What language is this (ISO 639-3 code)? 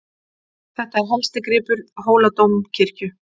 isl